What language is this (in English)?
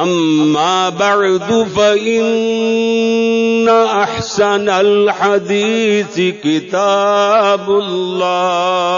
Arabic